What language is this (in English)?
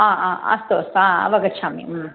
Sanskrit